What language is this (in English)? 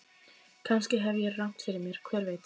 Icelandic